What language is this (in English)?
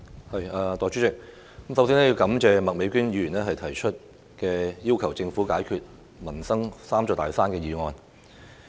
Cantonese